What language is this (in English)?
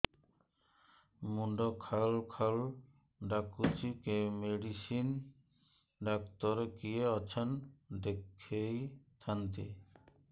Odia